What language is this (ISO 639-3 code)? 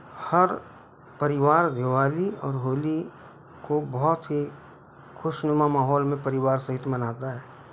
hin